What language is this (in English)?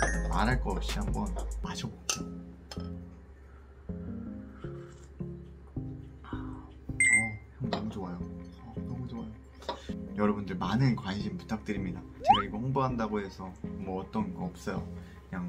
Korean